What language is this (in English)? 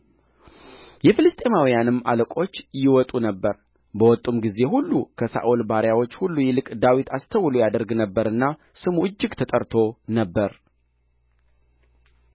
Amharic